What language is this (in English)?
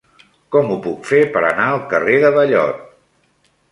Catalan